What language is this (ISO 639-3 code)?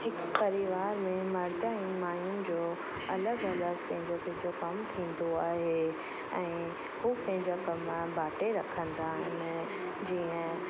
snd